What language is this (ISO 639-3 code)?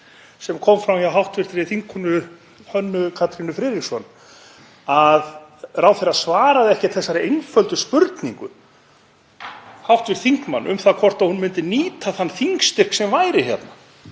isl